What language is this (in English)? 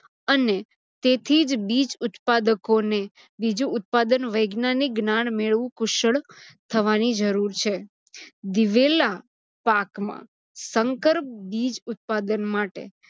Gujarati